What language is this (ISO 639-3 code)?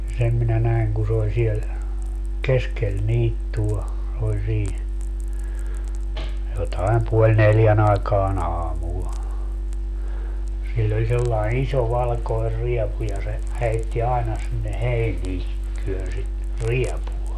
fin